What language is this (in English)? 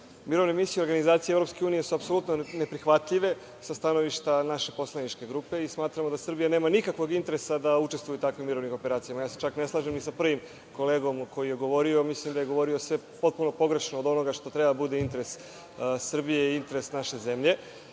Serbian